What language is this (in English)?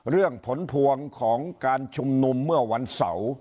Thai